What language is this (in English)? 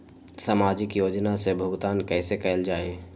Magahi